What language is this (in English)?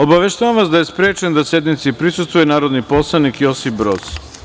Serbian